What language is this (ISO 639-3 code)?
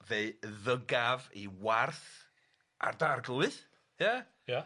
cym